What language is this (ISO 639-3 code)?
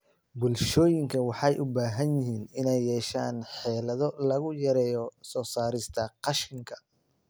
som